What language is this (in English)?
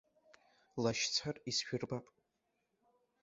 Abkhazian